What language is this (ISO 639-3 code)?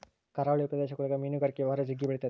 kan